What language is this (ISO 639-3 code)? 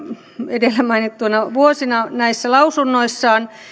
fin